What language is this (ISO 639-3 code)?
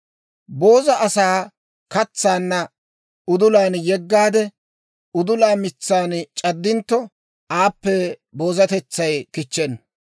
dwr